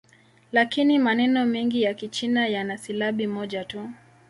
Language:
Swahili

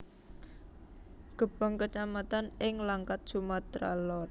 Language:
Javanese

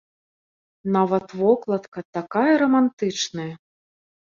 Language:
Belarusian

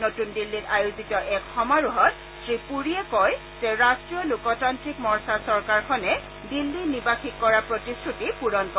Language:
Assamese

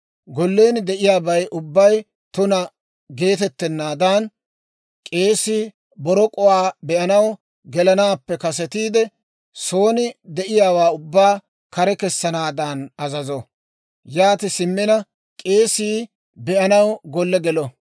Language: Dawro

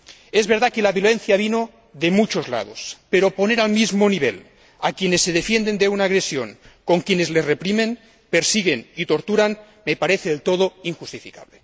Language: Spanish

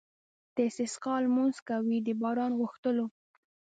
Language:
Pashto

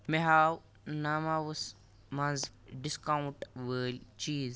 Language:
Kashmiri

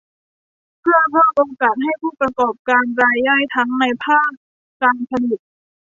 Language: Thai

